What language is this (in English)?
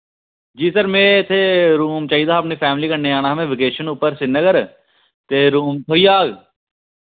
Dogri